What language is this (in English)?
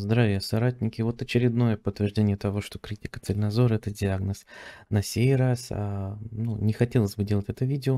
Russian